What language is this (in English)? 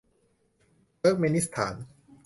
Thai